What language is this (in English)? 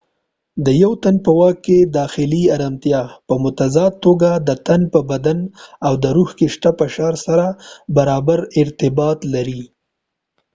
Pashto